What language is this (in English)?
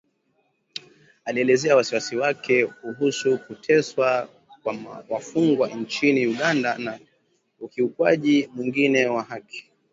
Swahili